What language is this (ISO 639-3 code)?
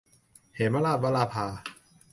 tha